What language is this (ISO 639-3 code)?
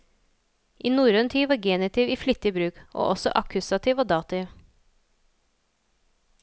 nor